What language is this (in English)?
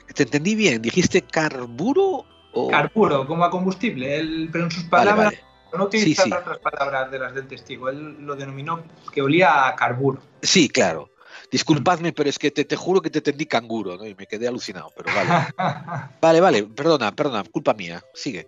Spanish